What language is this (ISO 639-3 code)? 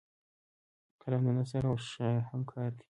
pus